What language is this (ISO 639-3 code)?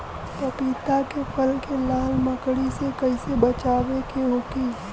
bho